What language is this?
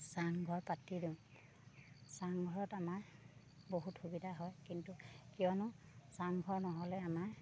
Assamese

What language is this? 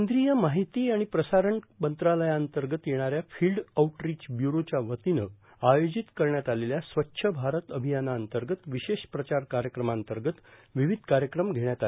Marathi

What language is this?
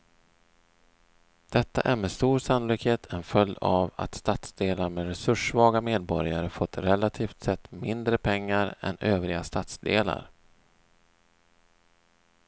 Swedish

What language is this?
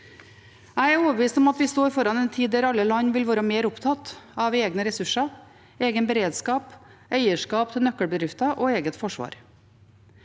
Norwegian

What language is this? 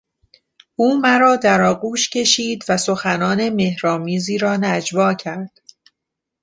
Persian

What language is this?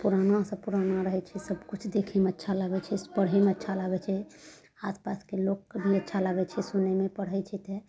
Maithili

